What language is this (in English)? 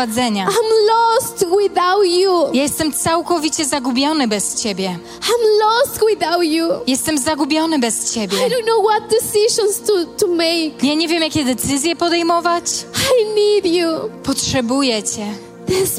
Polish